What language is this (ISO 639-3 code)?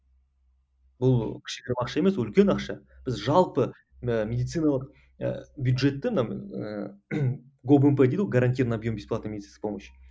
kaz